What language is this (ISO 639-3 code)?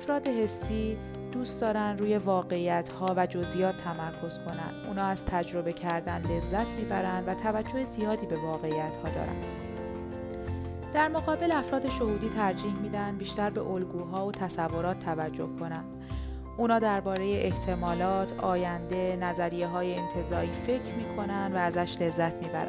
fas